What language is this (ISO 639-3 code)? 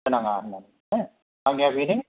brx